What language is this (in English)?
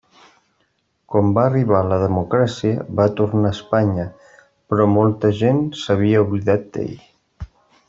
Catalan